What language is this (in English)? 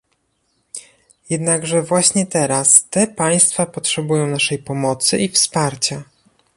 Polish